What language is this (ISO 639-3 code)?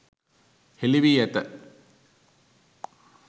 sin